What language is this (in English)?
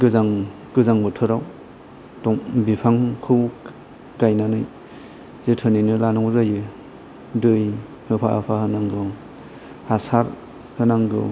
Bodo